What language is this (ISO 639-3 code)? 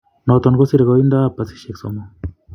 kln